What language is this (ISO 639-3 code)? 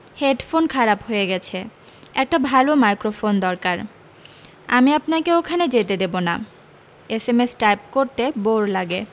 ben